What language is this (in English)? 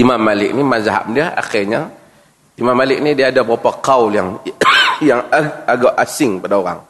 Malay